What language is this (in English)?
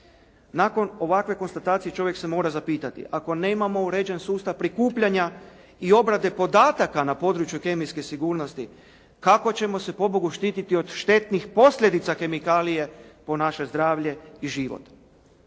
Croatian